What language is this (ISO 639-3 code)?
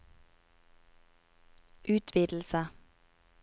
nor